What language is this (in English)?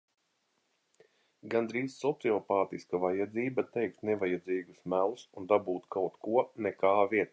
Latvian